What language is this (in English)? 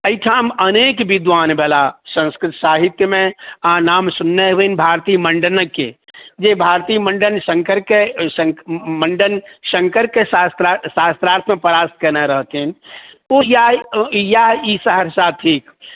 Maithili